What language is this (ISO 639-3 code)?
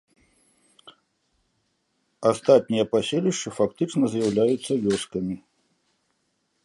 bel